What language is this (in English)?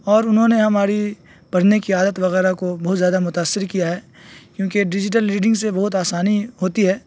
Urdu